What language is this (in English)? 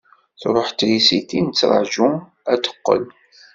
Kabyle